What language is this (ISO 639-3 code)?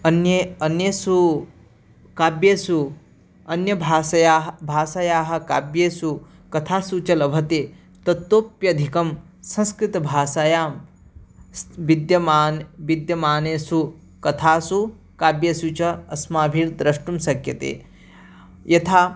san